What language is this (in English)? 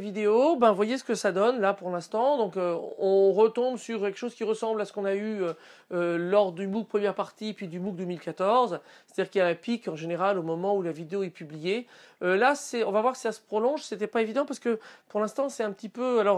French